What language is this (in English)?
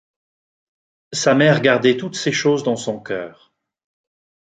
French